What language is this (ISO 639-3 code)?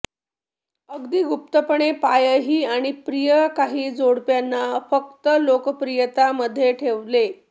mar